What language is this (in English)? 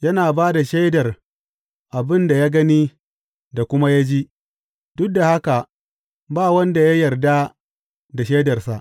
Hausa